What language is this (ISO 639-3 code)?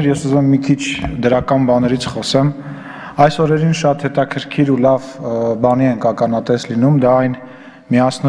tur